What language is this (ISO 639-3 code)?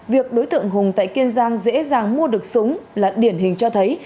vie